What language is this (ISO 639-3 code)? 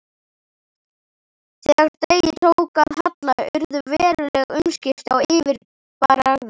isl